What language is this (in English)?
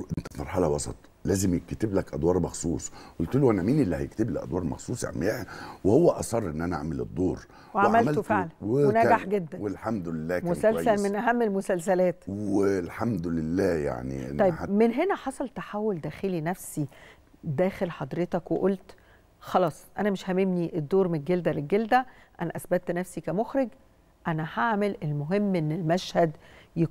Arabic